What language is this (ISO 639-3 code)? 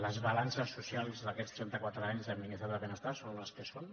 cat